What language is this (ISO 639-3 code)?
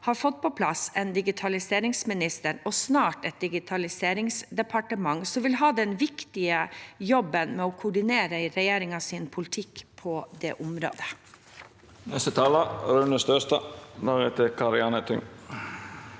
nor